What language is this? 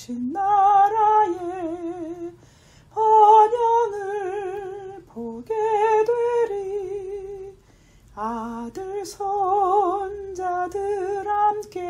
Turkish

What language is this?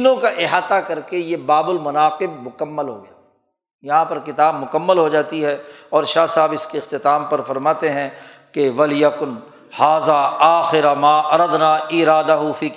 Urdu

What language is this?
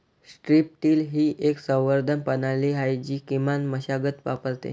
Marathi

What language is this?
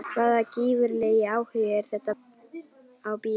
Icelandic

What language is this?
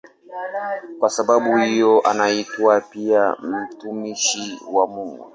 Swahili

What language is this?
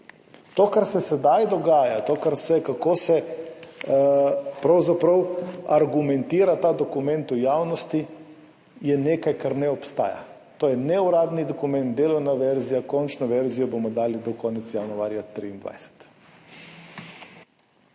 Slovenian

